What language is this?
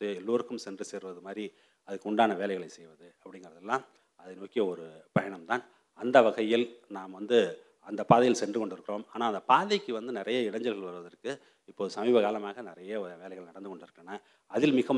Tamil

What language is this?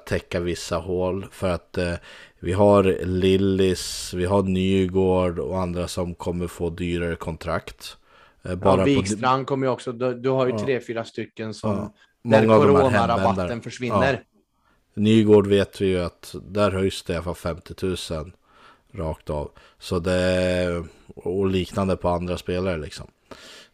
Swedish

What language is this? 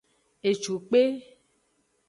Aja (Benin)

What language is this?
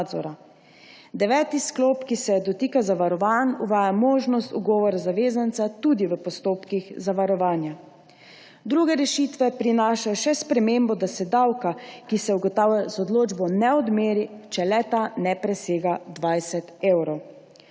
Slovenian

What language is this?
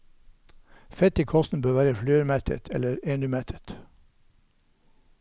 Norwegian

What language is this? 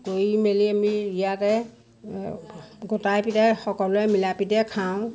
Assamese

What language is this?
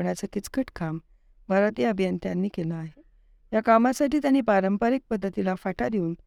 Marathi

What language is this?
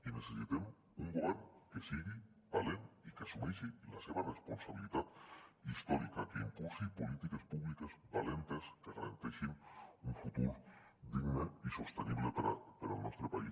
Catalan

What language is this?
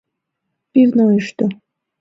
Mari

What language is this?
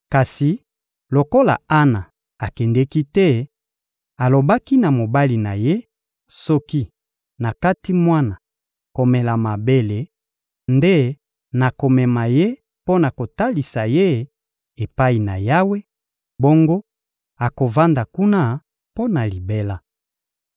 Lingala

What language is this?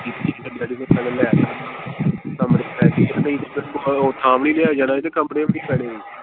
Punjabi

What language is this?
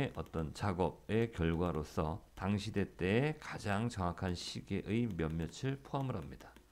Korean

